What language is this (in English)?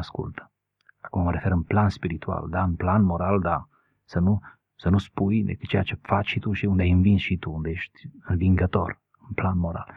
Romanian